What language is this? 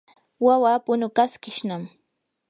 Yanahuanca Pasco Quechua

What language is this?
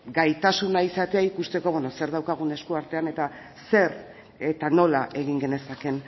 Basque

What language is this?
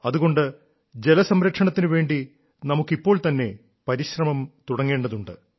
Malayalam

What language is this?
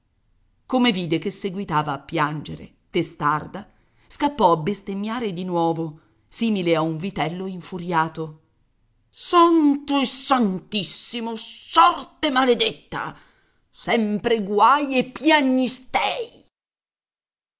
Italian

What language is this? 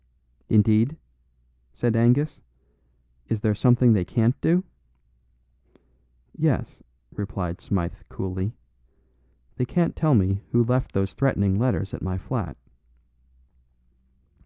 English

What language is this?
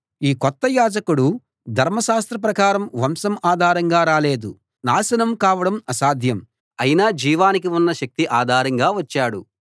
Telugu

